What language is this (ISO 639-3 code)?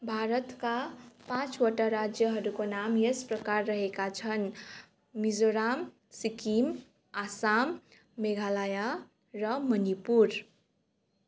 nep